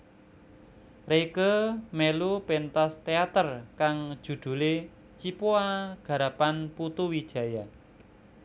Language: Javanese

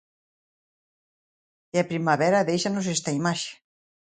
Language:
Galician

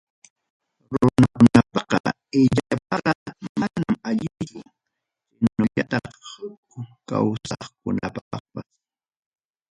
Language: Ayacucho Quechua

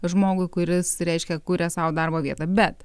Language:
Lithuanian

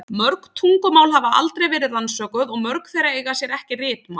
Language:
Icelandic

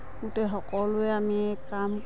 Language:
Assamese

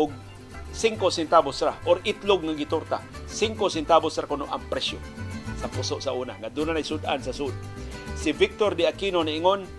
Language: Filipino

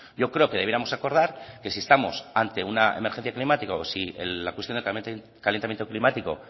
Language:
Spanish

